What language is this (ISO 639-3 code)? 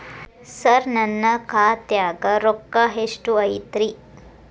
kan